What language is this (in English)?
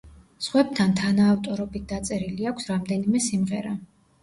Georgian